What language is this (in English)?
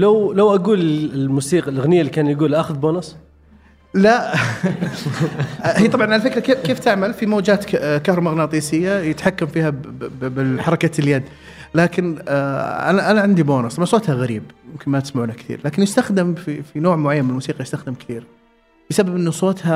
Arabic